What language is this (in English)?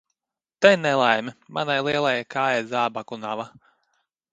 Latvian